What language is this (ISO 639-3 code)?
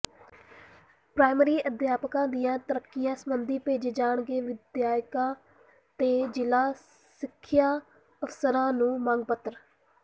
pan